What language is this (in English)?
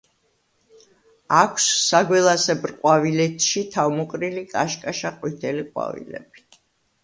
Georgian